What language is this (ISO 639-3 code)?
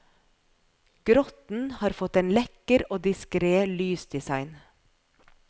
nor